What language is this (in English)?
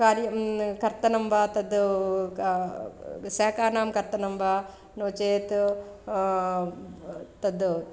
Sanskrit